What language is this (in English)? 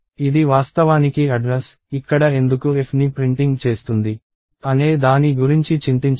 Telugu